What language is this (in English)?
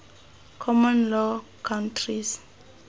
Tswana